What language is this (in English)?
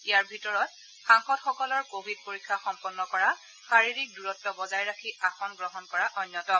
Assamese